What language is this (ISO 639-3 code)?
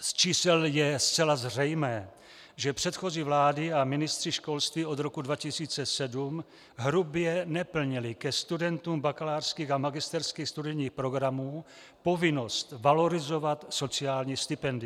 ces